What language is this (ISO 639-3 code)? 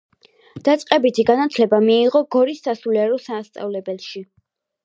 kat